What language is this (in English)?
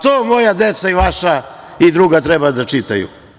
Serbian